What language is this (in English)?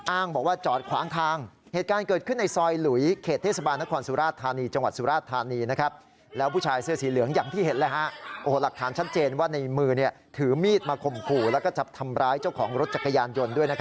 Thai